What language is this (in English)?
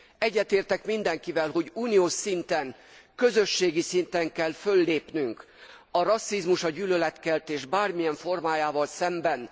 Hungarian